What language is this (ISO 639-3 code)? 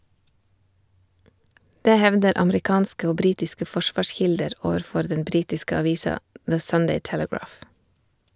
nor